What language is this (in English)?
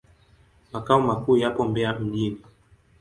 Swahili